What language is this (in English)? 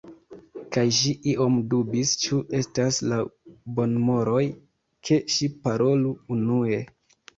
Esperanto